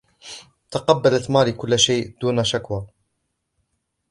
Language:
Arabic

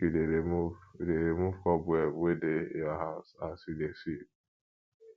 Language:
Nigerian Pidgin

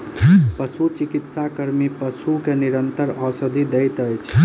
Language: Maithili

